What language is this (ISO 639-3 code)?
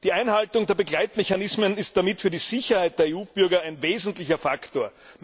deu